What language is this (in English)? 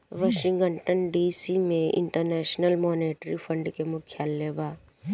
Bhojpuri